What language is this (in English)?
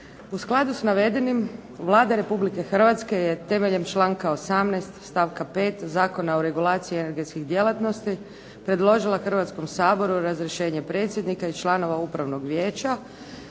Croatian